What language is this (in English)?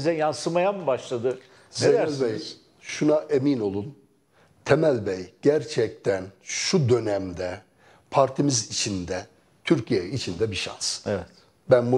Turkish